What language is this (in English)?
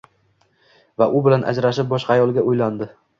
Uzbek